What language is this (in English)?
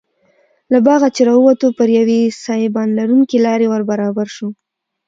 Pashto